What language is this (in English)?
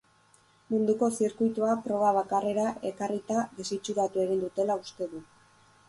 Basque